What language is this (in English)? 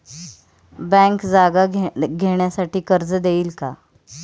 Marathi